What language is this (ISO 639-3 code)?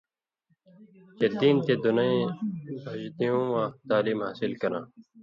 mvy